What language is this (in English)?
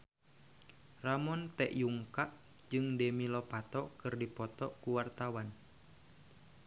Sundanese